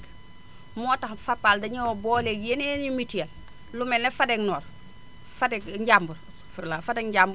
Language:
Wolof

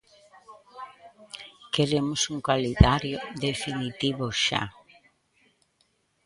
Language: Galician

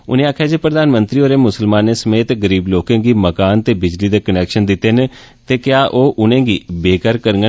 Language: Dogri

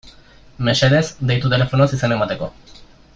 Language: Basque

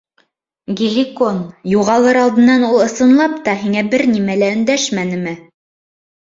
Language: Bashkir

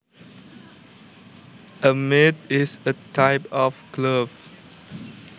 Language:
Javanese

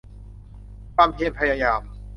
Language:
Thai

